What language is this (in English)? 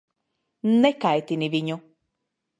Latvian